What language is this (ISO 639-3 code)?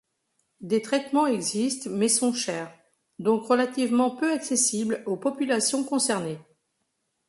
fra